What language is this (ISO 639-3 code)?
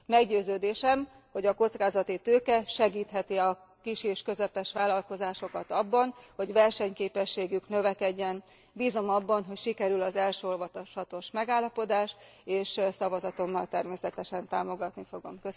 hun